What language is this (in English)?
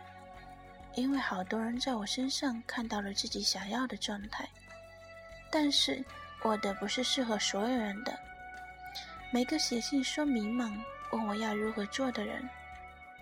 Chinese